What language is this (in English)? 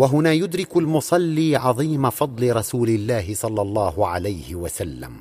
Arabic